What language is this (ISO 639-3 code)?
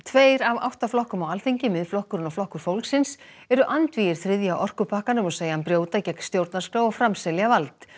isl